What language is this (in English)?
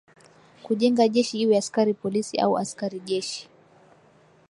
Swahili